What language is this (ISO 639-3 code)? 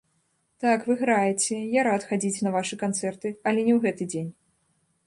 bel